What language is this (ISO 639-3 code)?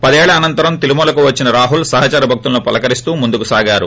tel